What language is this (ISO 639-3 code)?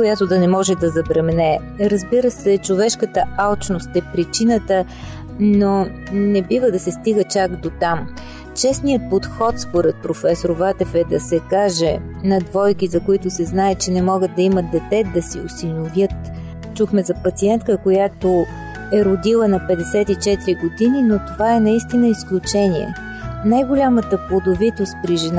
bul